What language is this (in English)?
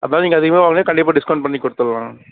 Tamil